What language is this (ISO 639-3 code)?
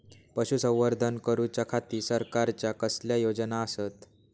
mar